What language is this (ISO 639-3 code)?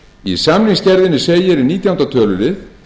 isl